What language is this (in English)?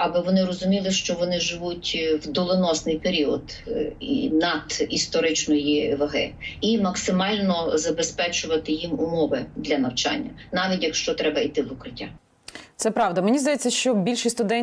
Ukrainian